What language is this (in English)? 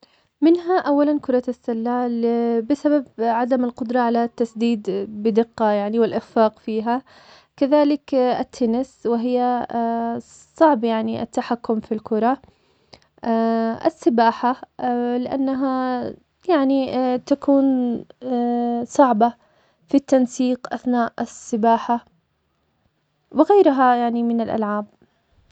Omani Arabic